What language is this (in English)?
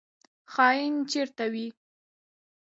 Pashto